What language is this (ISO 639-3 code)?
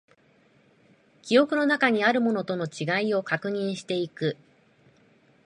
jpn